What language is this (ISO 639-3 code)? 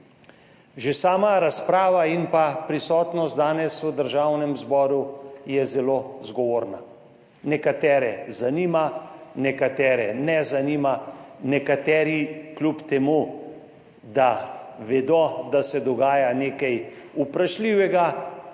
slv